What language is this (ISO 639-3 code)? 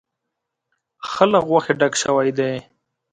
pus